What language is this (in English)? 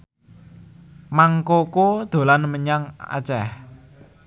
Javanese